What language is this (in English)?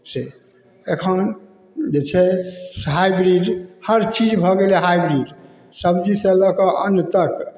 Maithili